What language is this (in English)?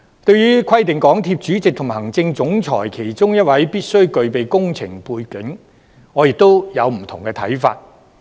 Cantonese